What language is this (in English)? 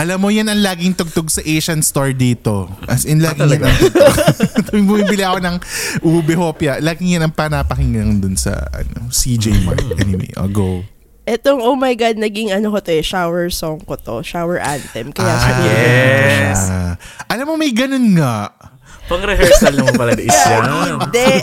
Filipino